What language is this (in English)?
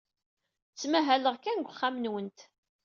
Kabyle